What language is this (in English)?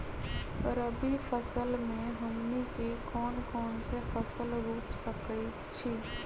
Magahi